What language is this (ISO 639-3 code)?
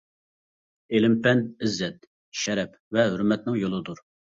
uig